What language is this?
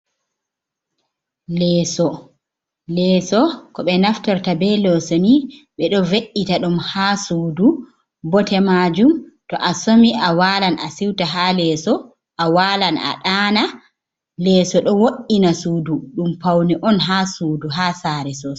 Fula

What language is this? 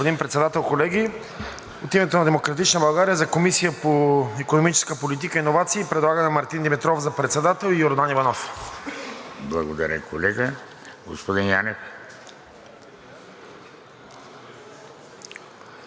Bulgarian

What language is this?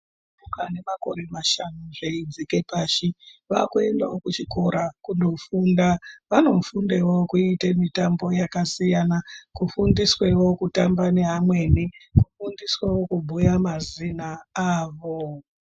Ndau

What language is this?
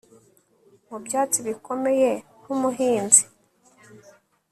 Kinyarwanda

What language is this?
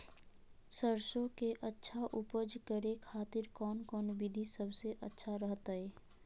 Magahi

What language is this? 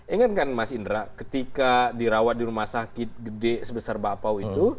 Indonesian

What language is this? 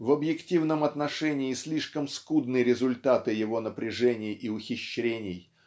Russian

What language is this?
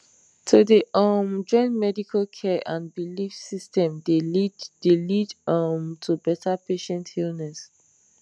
Nigerian Pidgin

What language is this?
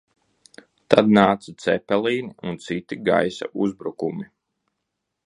Latvian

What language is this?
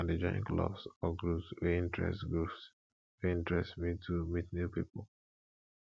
Nigerian Pidgin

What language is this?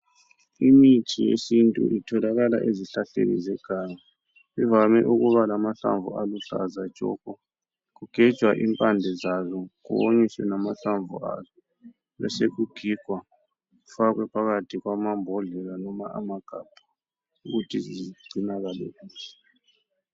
North Ndebele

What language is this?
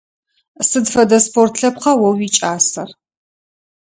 Adyghe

